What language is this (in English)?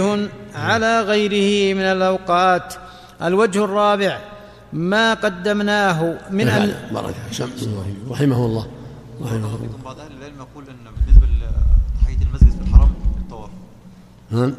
Arabic